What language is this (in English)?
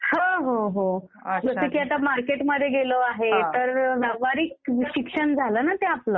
Marathi